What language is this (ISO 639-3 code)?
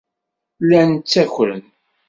kab